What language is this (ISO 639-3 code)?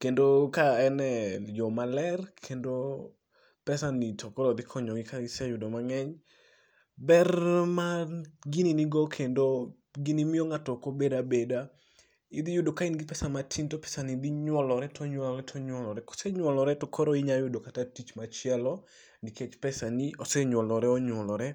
luo